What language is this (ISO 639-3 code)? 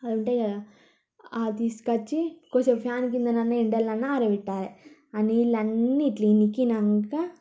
tel